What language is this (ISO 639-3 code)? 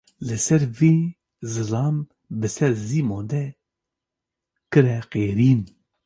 kur